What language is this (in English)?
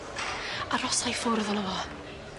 Welsh